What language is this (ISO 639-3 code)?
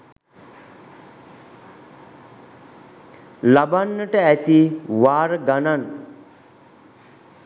sin